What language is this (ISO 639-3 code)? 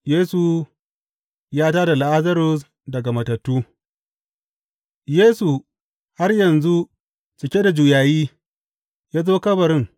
hau